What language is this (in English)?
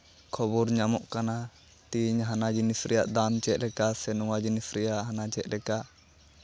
Santali